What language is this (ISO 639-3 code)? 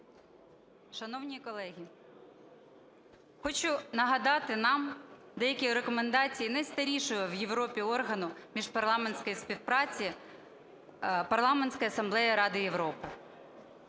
ukr